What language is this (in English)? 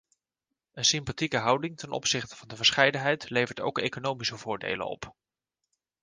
Dutch